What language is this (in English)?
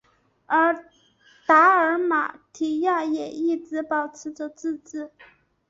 Chinese